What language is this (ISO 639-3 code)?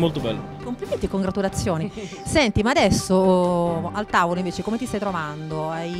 ita